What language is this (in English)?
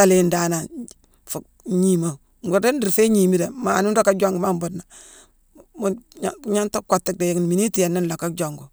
Mansoanka